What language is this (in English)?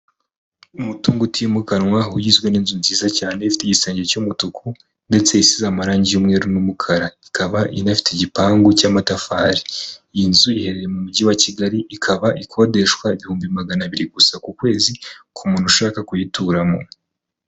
Kinyarwanda